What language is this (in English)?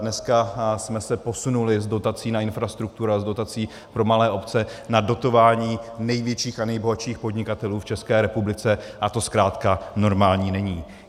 Czech